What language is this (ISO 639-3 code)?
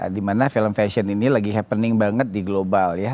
ind